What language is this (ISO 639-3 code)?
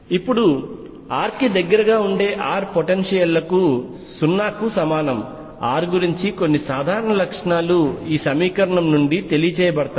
tel